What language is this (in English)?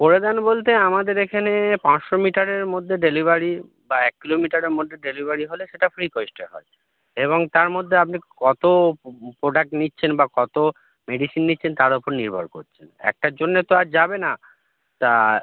Bangla